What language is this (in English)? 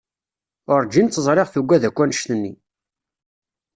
Kabyle